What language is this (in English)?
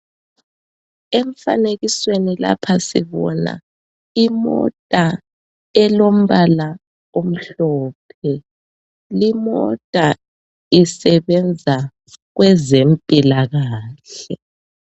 North Ndebele